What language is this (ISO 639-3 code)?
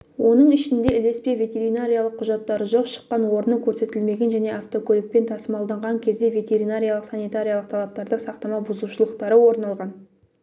kaz